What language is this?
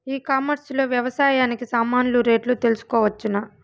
Telugu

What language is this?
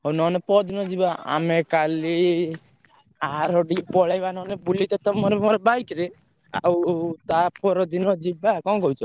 Odia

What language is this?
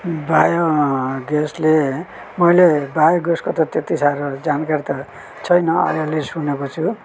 Nepali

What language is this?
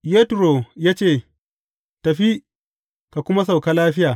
Hausa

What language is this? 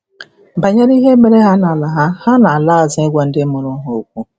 Igbo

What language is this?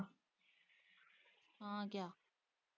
Punjabi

